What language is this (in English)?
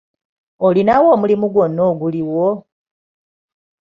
Ganda